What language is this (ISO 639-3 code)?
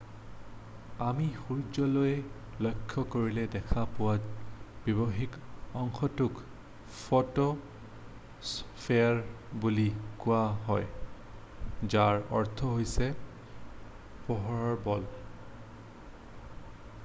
asm